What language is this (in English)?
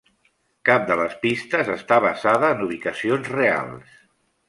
Catalan